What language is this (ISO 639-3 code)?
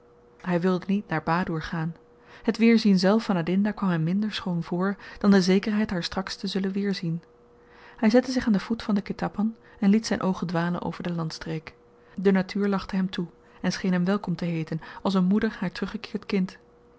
nld